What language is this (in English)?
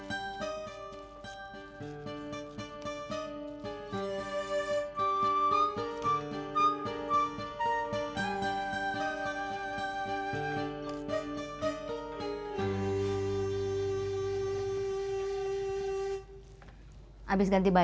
Indonesian